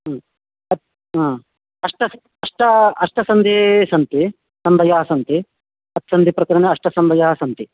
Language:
Sanskrit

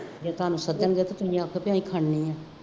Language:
Punjabi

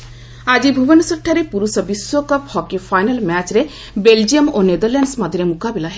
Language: Odia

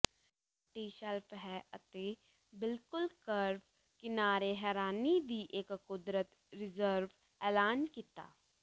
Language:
Punjabi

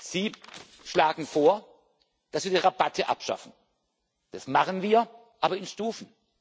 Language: German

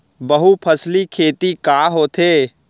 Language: Chhattisgarhi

